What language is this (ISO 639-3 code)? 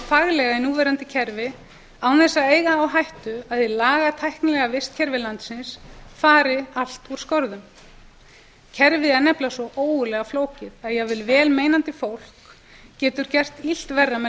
isl